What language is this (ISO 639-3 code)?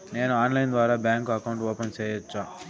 tel